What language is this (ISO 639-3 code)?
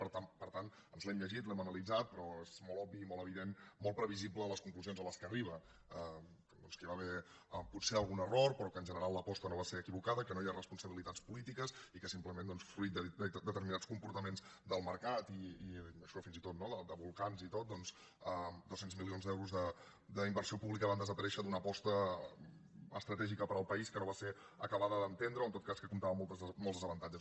cat